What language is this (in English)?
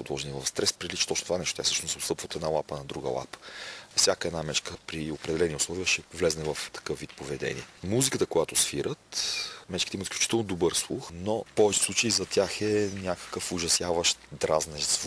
Bulgarian